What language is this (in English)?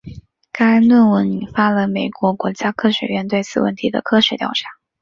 Chinese